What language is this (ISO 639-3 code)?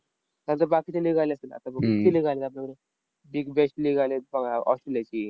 mar